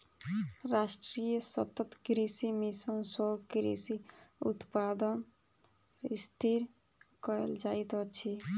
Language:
Maithili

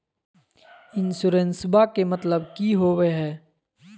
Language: Magahi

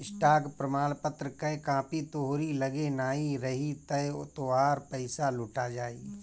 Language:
Bhojpuri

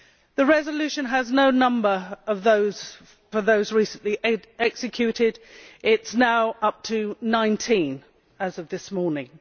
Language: English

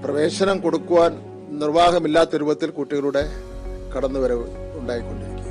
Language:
Malayalam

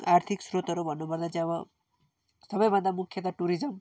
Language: Nepali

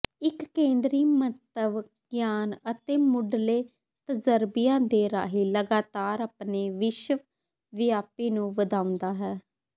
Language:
Punjabi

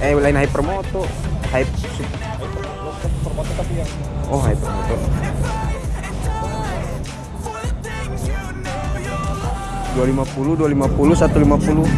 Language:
Indonesian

